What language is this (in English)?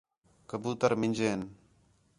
Khetrani